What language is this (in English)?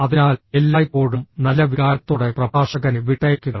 Malayalam